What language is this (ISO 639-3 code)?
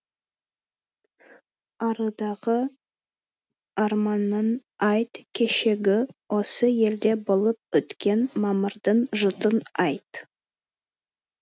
kaz